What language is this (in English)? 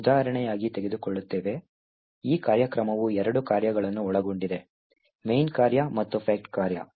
Kannada